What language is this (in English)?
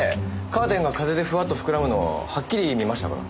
Japanese